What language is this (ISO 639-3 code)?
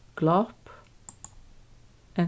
fao